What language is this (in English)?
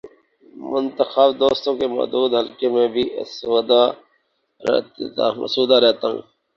Urdu